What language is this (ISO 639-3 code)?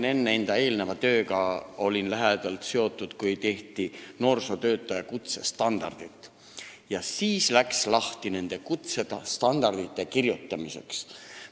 est